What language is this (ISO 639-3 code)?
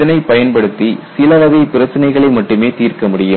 tam